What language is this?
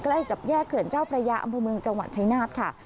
Thai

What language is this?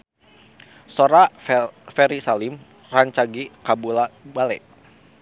Sundanese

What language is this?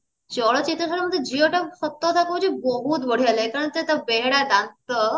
Odia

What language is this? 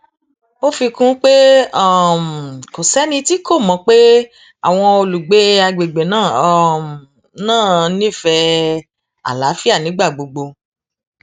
Yoruba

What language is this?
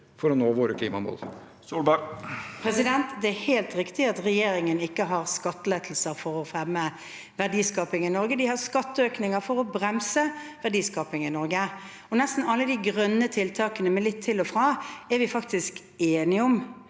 Norwegian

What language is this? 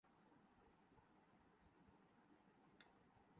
Urdu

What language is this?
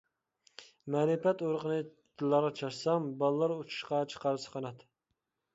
Uyghur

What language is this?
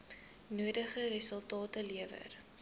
Afrikaans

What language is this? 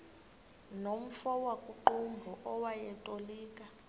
Xhosa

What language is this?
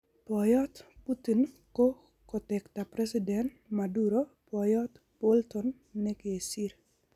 Kalenjin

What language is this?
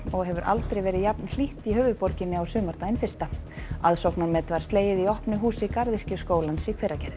Icelandic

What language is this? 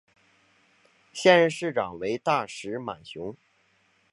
Chinese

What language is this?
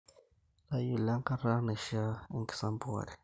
Masai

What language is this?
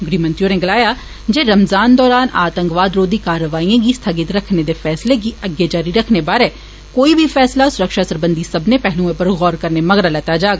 Dogri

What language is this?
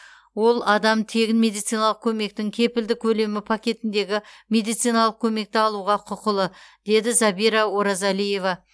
Kazakh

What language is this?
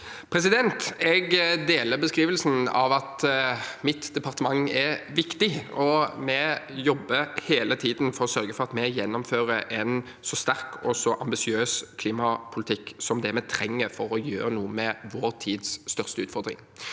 Norwegian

